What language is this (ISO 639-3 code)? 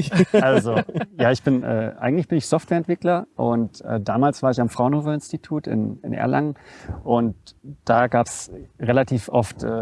deu